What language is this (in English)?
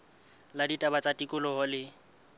Southern Sotho